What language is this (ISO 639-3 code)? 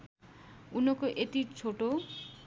nep